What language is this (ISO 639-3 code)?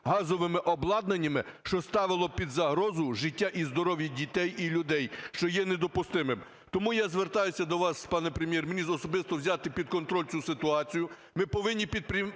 ukr